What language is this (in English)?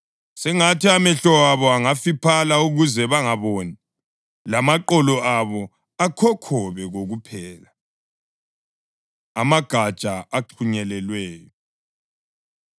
North Ndebele